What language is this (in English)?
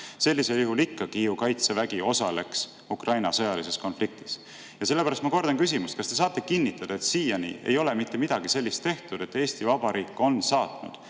Estonian